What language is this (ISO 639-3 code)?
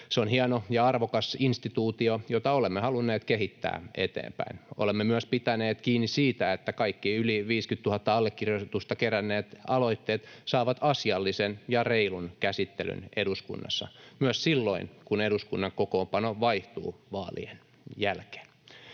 fin